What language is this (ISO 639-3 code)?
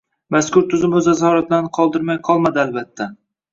uzb